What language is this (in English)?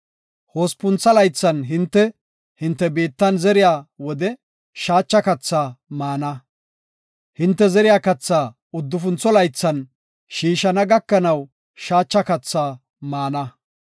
Gofa